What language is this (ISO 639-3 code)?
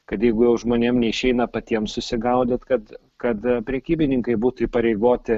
lit